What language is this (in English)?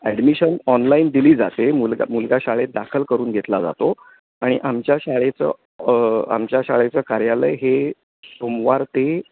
Marathi